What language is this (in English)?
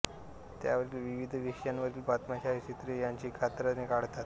Marathi